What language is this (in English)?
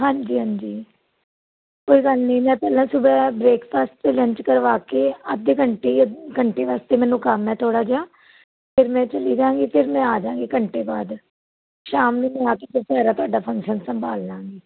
Punjabi